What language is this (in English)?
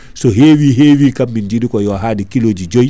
Fula